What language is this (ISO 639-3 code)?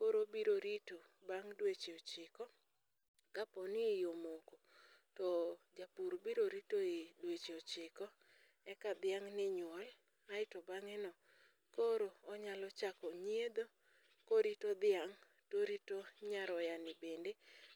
luo